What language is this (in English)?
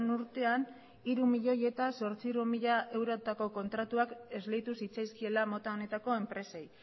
Basque